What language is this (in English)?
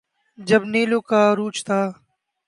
Urdu